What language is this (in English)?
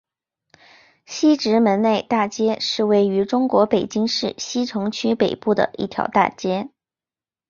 Chinese